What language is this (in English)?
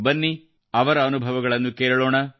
Kannada